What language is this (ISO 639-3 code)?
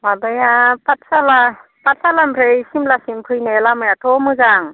brx